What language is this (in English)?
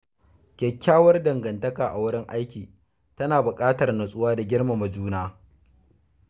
Hausa